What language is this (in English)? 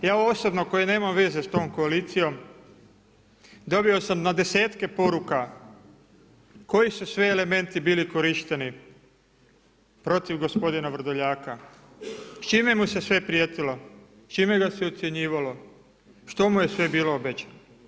Croatian